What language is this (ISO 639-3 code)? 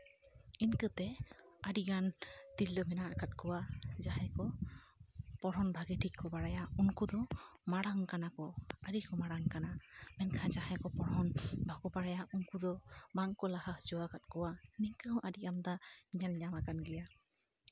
sat